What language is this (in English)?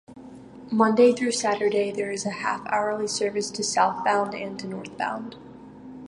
English